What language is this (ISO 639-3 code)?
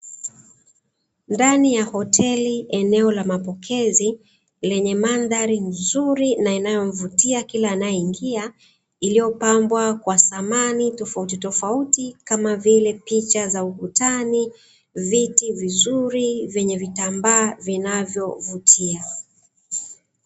swa